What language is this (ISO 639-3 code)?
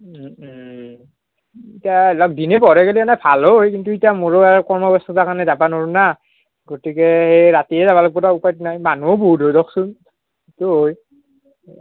asm